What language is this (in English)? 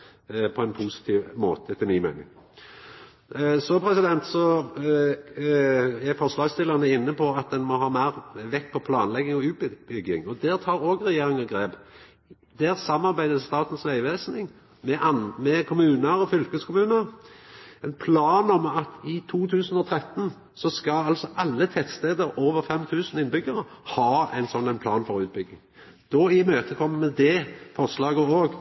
Norwegian Nynorsk